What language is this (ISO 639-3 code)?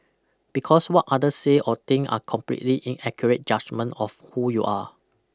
eng